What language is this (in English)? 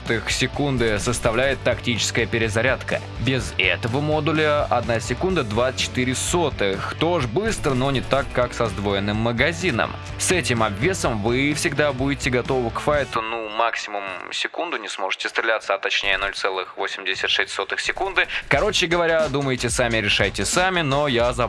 Russian